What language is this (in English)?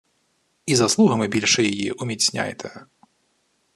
Ukrainian